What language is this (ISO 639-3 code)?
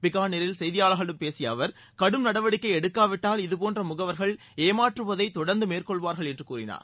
tam